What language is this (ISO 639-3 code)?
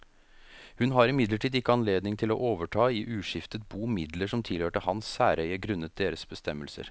nor